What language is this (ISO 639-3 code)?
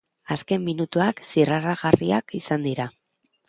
eus